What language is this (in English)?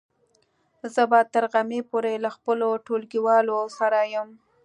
Pashto